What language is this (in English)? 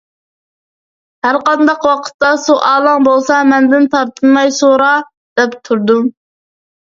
Uyghur